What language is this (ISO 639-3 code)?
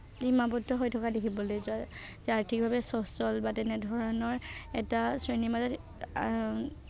asm